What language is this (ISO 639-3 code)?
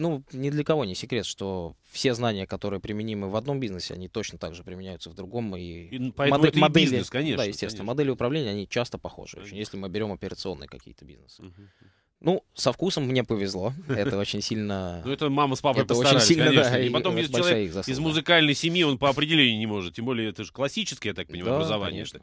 rus